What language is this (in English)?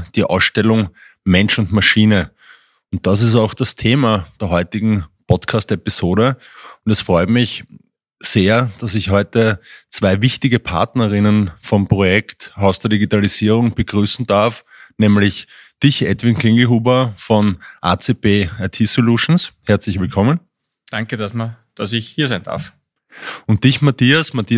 German